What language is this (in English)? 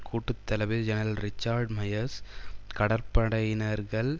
Tamil